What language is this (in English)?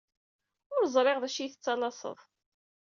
Kabyle